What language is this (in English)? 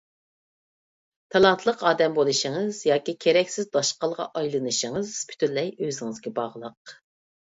Uyghur